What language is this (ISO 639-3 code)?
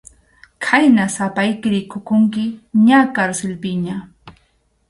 qxu